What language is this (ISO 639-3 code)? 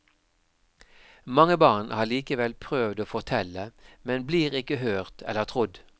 nor